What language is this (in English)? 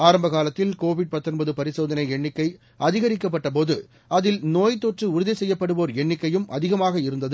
Tamil